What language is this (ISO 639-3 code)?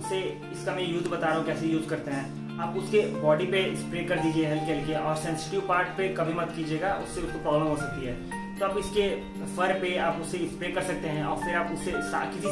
hin